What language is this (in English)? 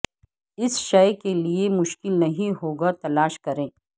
Urdu